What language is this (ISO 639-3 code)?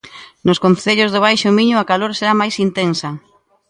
glg